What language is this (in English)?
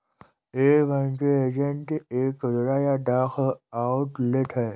Hindi